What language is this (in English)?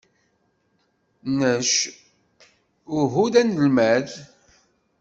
Kabyle